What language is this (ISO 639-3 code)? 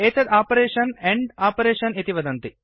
san